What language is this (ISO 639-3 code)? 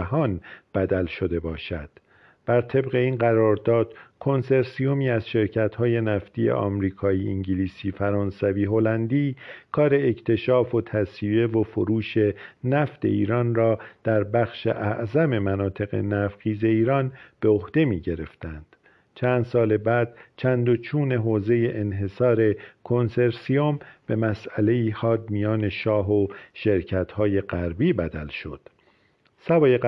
fas